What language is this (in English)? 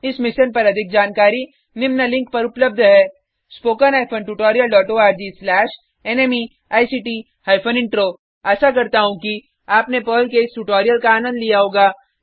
Hindi